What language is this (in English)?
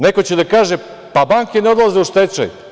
Serbian